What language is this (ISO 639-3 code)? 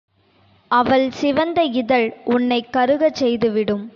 tam